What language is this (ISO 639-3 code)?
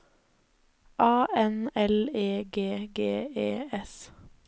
nor